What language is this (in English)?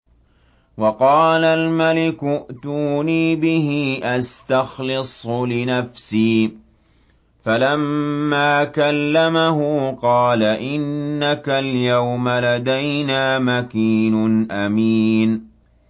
Arabic